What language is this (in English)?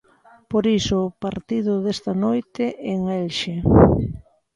Galician